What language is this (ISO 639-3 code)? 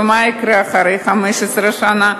heb